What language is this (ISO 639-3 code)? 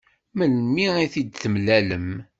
kab